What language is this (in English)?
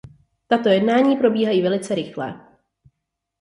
Czech